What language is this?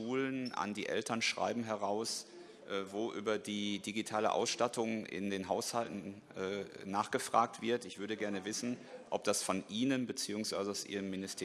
German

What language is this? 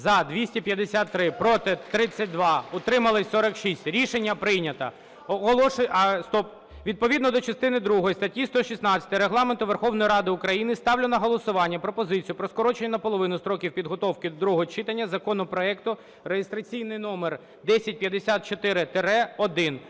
Ukrainian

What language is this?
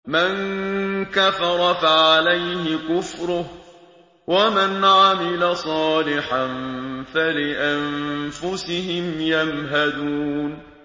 Arabic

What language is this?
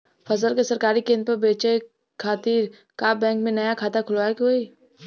Bhojpuri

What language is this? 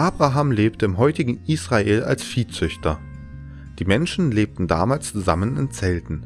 German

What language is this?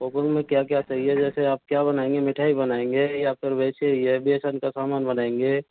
Hindi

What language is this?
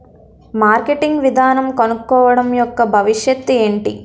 Telugu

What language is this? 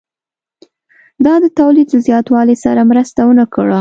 Pashto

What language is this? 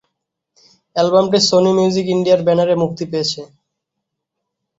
Bangla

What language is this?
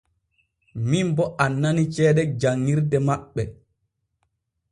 Borgu Fulfulde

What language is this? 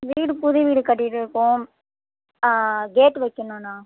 Tamil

